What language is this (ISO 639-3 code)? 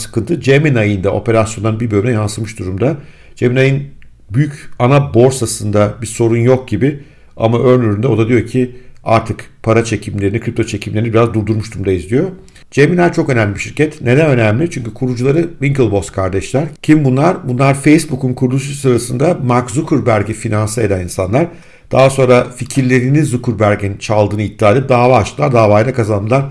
tur